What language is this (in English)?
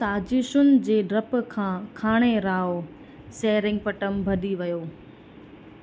Sindhi